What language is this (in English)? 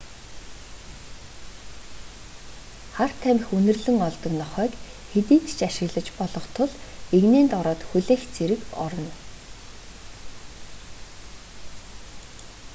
Mongolian